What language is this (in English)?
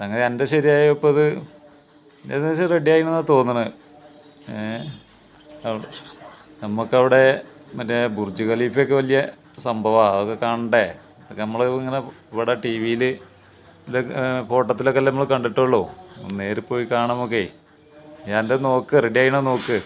Malayalam